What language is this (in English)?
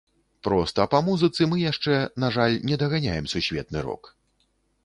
Belarusian